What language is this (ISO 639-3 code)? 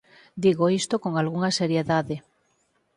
glg